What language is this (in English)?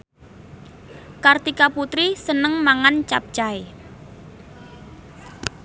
Javanese